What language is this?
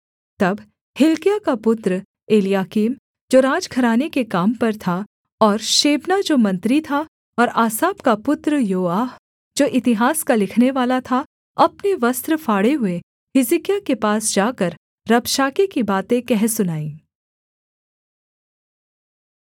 Hindi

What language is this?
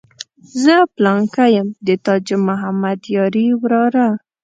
Pashto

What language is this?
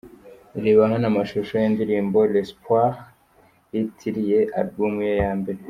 Kinyarwanda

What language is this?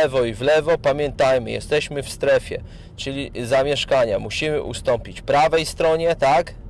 Polish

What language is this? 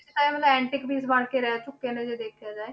Punjabi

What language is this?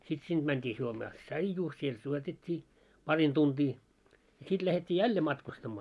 Finnish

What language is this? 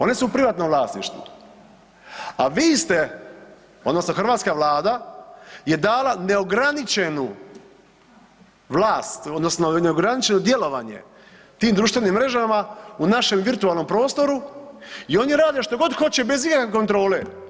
Croatian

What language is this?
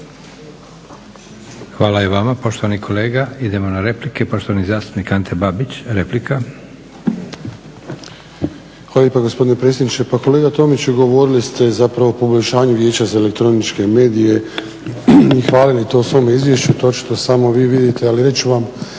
Croatian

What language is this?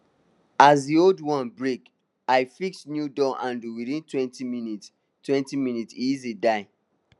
Nigerian Pidgin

